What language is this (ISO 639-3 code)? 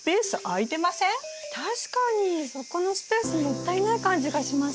jpn